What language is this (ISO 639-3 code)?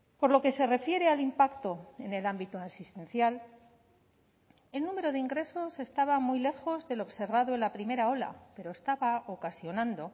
spa